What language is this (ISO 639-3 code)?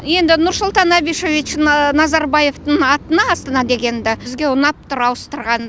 kaz